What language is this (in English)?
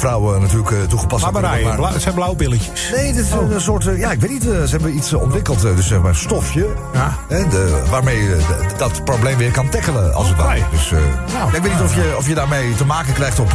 Dutch